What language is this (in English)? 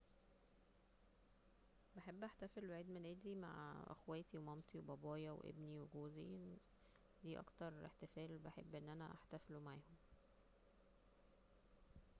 Egyptian Arabic